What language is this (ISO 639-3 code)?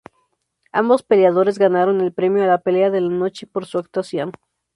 spa